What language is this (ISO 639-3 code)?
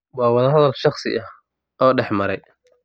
som